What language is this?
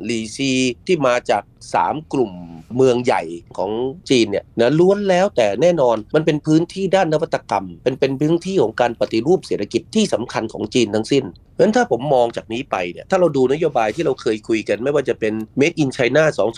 Thai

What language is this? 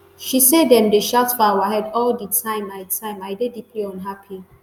Nigerian Pidgin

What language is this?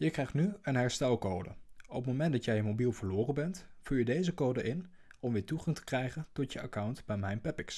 Dutch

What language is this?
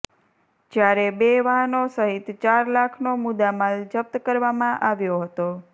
Gujarati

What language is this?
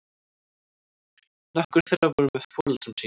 Icelandic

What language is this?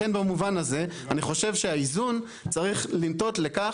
Hebrew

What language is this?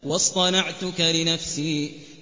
Arabic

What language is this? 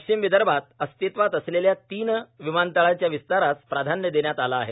Marathi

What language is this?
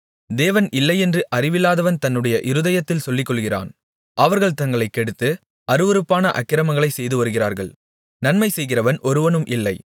Tamil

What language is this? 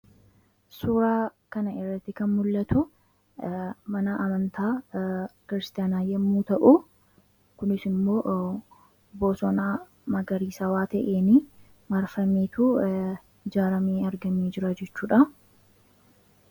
Oromo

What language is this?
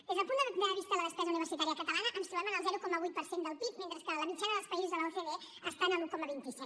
Catalan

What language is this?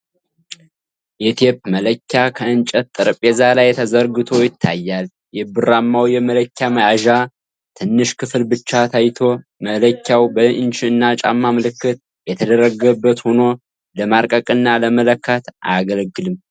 Amharic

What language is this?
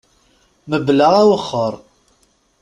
Kabyle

